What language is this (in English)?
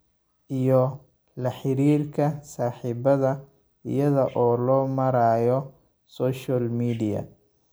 Somali